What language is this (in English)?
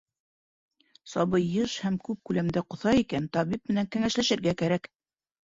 Bashkir